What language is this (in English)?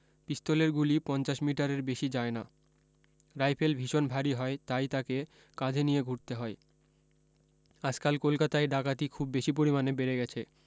Bangla